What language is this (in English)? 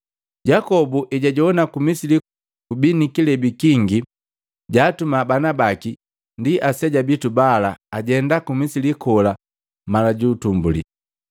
Matengo